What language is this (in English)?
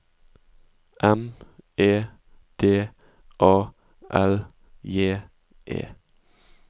Norwegian